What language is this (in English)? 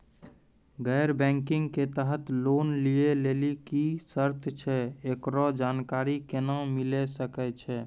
Maithili